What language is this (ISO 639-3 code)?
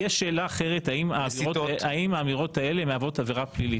heb